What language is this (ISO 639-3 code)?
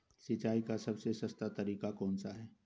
hin